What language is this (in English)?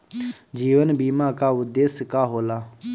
Bhojpuri